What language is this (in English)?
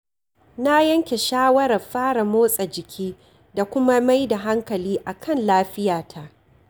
Hausa